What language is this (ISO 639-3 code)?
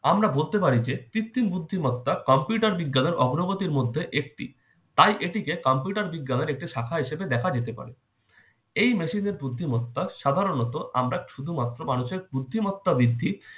ben